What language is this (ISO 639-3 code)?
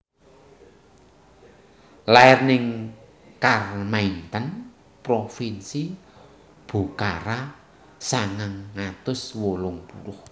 jav